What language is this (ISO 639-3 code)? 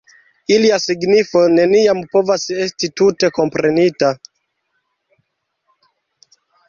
epo